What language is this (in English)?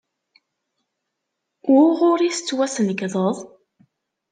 Kabyle